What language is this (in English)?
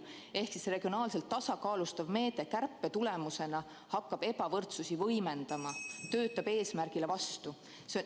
Estonian